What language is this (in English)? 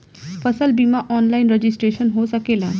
Bhojpuri